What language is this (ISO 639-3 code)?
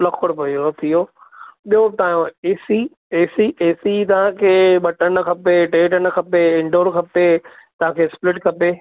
snd